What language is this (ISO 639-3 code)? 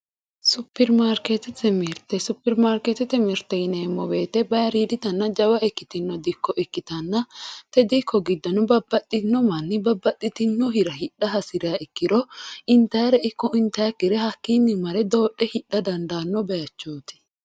sid